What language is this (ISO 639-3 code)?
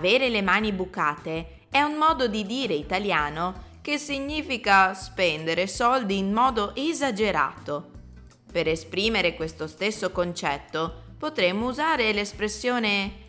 ita